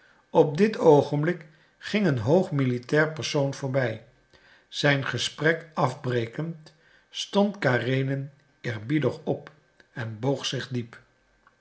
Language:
Dutch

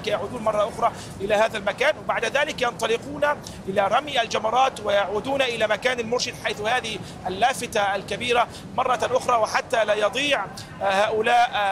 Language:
Arabic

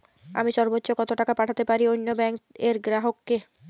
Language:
Bangla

